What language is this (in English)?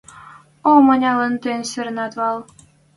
Western Mari